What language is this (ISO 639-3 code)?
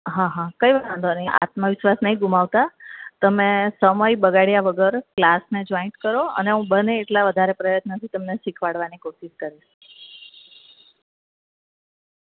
guj